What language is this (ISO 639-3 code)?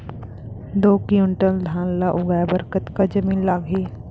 hne